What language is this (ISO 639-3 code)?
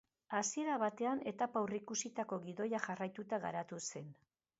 eus